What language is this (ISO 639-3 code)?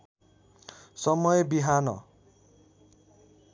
nep